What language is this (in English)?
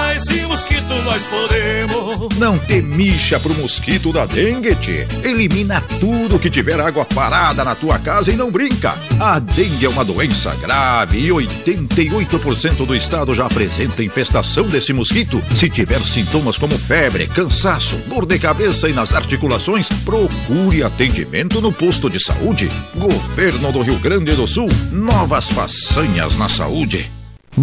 Portuguese